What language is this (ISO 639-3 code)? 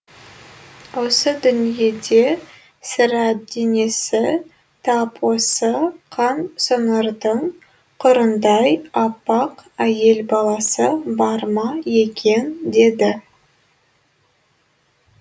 kaz